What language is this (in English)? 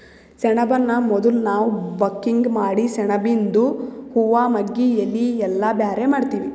Kannada